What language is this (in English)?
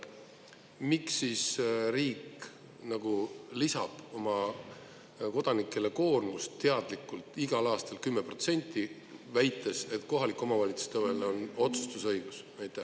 Estonian